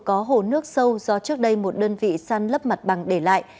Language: Vietnamese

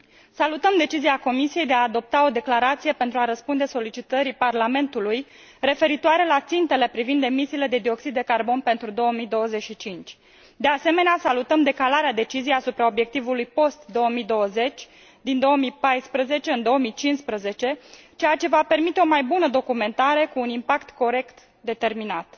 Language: Romanian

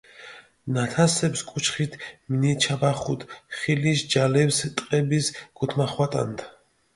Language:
Mingrelian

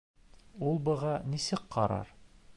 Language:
Bashkir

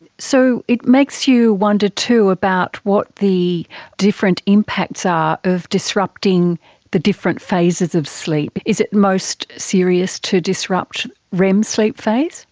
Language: English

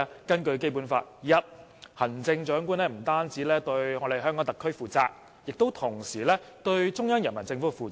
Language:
Cantonese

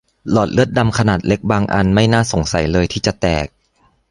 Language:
Thai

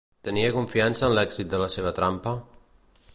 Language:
Catalan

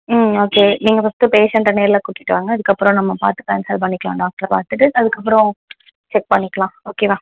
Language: Tamil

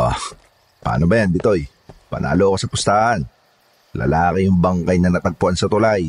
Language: Filipino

